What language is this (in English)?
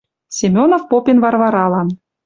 Western Mari